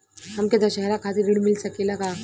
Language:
Bhojpuri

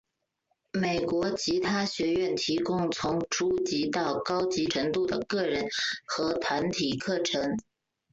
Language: Chinese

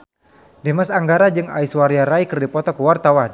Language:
Sundanese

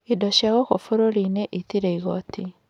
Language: Kikuyu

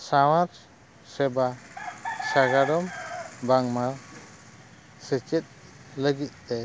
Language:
Santali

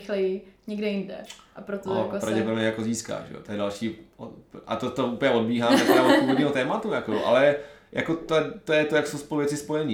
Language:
Czech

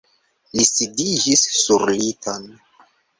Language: Esperanto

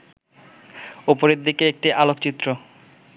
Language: Bangla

